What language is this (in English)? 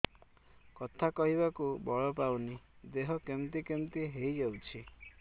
Odia